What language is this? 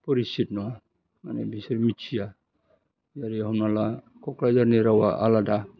Bodo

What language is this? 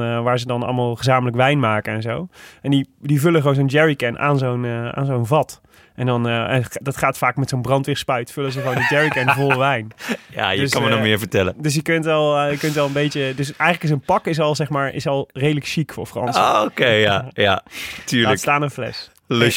Dutch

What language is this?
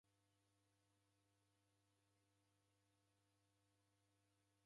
Taita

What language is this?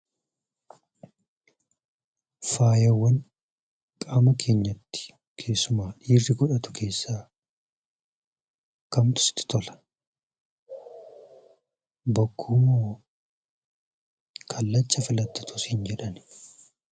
Oromo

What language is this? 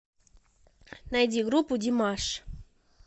Russian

